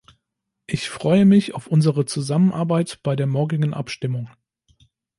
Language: German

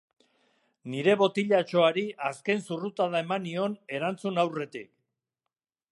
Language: Basque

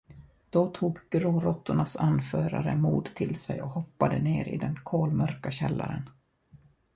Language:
Swedish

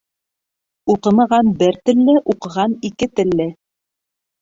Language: Bashkir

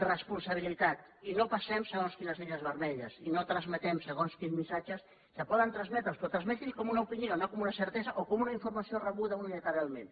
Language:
Catalan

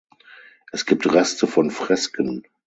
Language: German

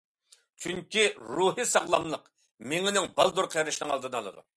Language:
Uyghur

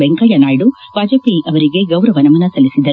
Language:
Kannada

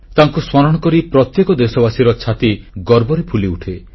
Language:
Odia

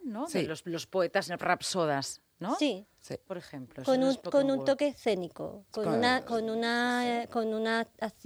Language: Spanish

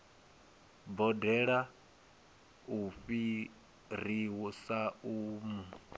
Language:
Venda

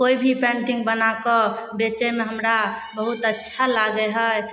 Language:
Maithili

